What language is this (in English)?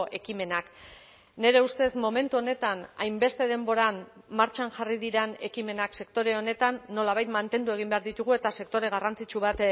Basque